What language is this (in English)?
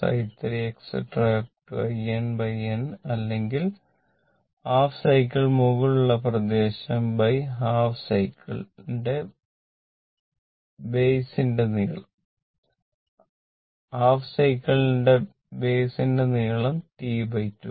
Malayalam